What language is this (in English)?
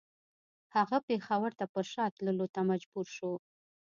Pashto